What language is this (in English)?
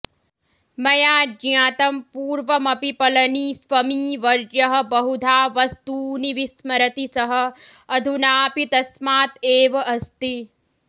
Sanskrit